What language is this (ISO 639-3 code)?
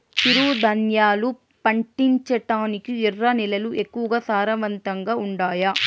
tel